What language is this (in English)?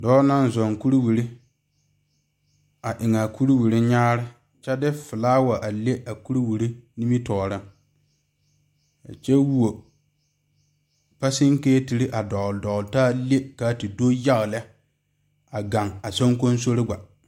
Southern Dagaare